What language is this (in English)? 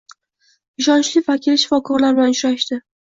Uzbek